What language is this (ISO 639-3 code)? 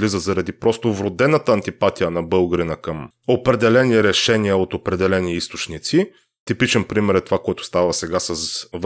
bul